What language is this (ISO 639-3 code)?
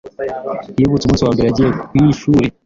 kin